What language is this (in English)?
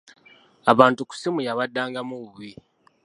Ganda